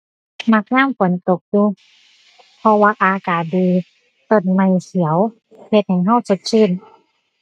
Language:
Thai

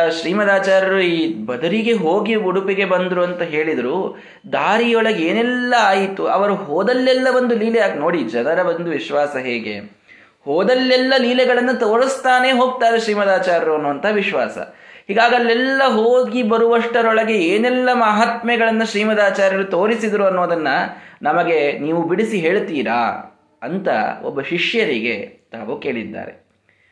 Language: Kannada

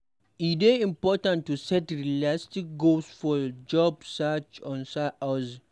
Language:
Nigerian Pidgin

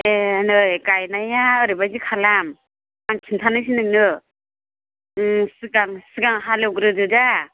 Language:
Bodo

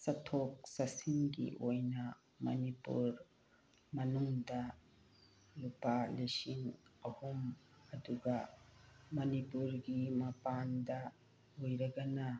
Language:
Manipuri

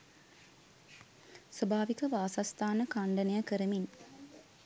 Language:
Sinhala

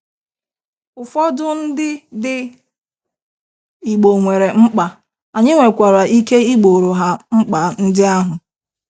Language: Igbo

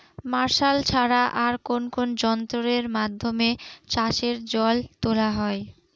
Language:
Bangla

